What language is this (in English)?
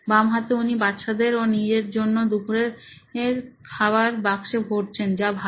Bangla